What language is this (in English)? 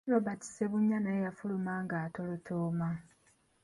Ganda